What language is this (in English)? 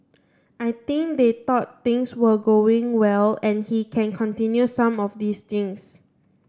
English